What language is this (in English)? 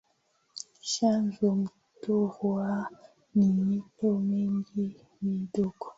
Swahili